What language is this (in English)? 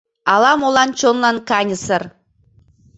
Mari